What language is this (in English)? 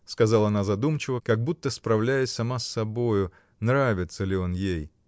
Russian